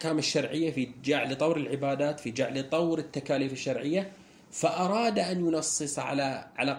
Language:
Arabic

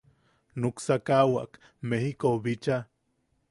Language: Yaqui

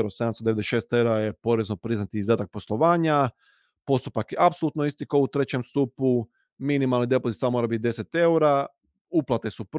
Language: Croatian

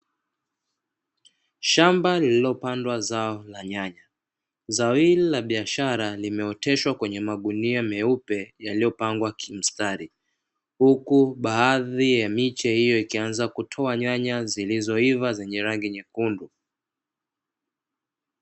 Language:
Swahili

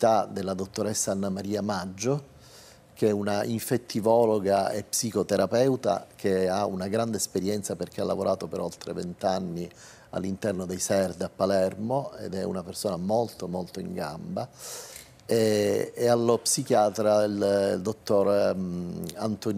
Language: Italian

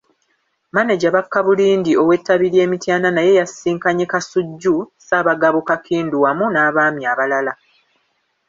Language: Ganda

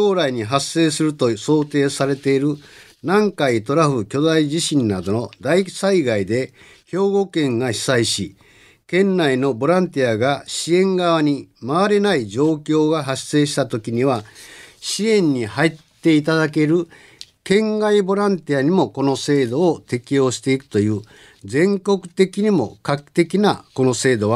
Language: Japanese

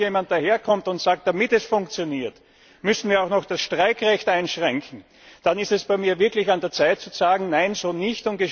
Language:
German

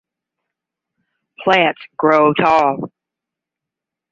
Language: English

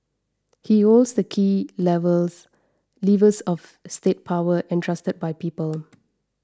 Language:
English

